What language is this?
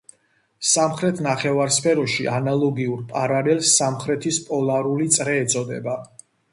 Georgian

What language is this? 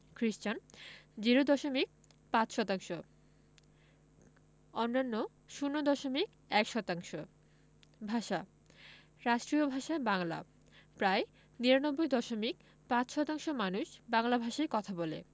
Bangla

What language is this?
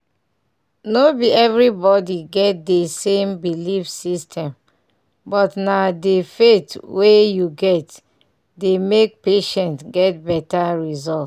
Nigerian Pidgin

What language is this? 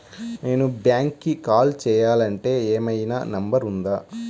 Telugu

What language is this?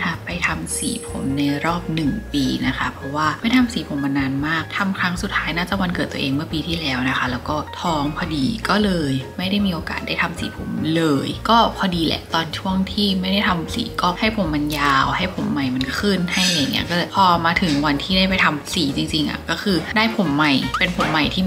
Thai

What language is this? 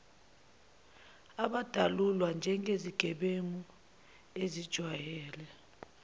Zulu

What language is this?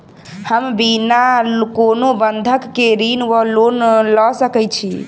Maithili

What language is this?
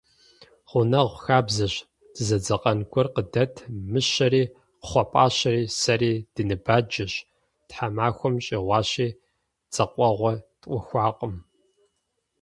Kabardian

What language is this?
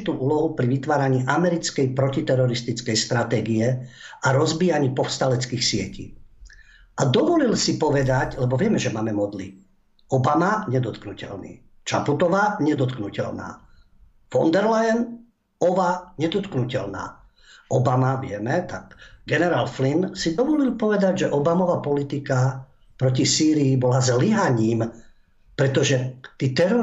Slovak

